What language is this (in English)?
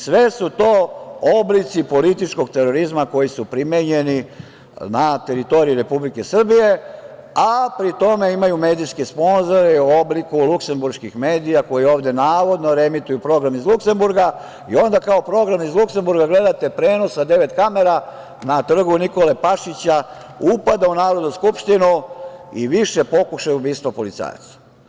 Serbian